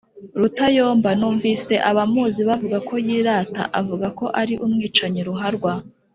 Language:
Kinyarwanda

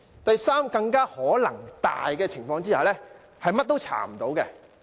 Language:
Cantonese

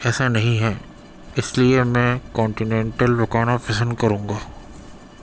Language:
Urdu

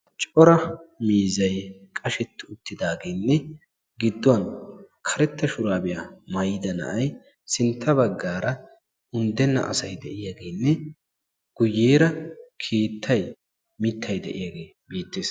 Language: Wolaytta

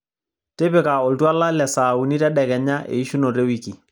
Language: Masai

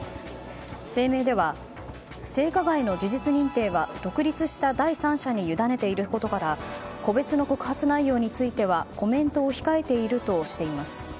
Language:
Japanese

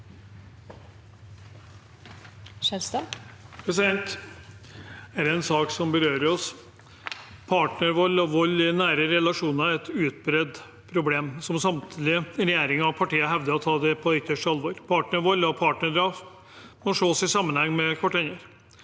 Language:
Norwegian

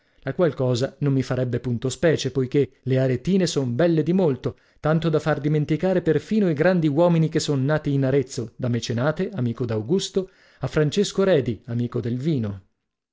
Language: Italian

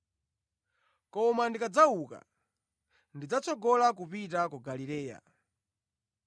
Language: Nyanja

